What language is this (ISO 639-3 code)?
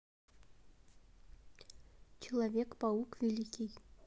rus